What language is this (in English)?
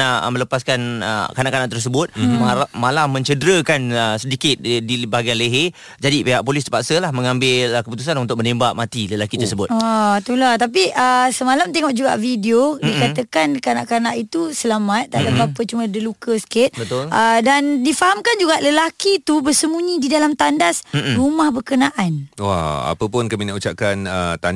Malay